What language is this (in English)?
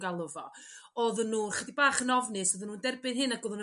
Welsh